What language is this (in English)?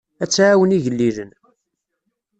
Kabyle